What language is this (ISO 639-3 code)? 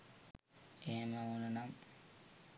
sin